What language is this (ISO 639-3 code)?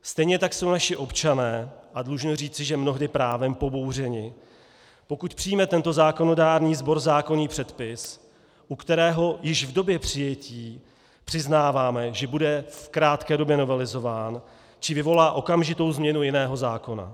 ces